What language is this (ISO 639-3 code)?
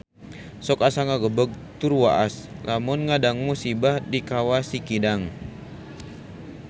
sun